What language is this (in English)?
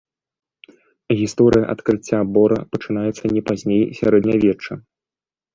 Belarusian